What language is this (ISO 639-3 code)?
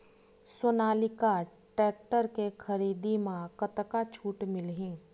hne